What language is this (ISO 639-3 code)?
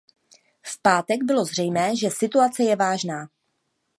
ces